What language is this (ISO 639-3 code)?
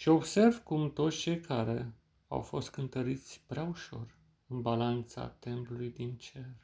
ron